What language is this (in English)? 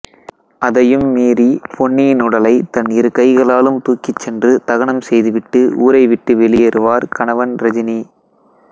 Tamil